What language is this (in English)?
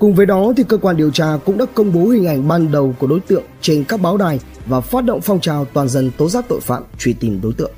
Vietnamese